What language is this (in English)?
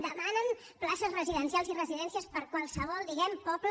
Catalan